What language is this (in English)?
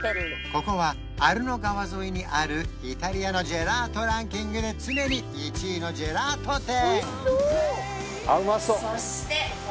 Japanese